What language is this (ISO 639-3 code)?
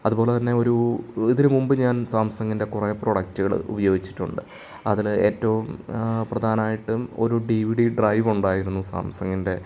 mal